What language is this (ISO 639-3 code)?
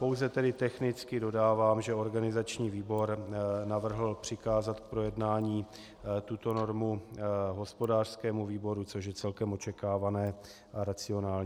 ces